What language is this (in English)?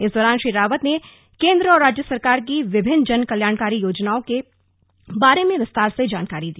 Hindi